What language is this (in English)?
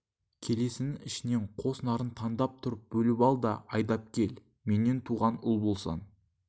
Kazakh